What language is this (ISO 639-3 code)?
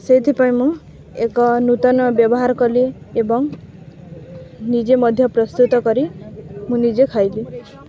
ori